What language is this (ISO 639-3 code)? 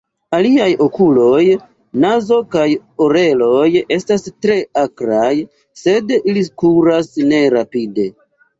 epo